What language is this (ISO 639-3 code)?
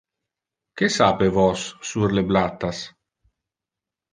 ina